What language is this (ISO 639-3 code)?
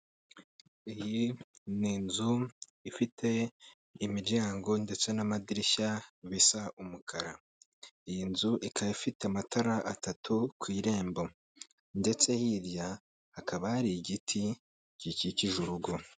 kin